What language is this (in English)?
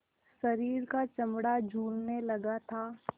Hindi